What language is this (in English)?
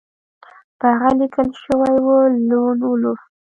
Pashto